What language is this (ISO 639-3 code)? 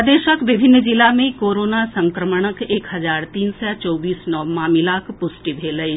mai